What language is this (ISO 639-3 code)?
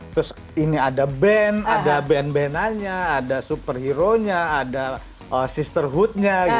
ind